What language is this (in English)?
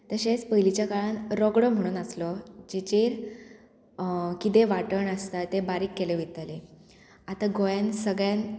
Konkani